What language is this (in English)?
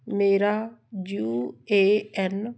Punjabi